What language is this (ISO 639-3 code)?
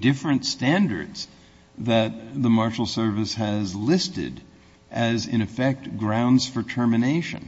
eng